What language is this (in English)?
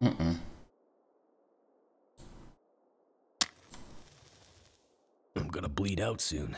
German